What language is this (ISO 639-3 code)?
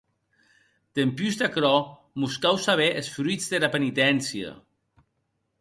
oci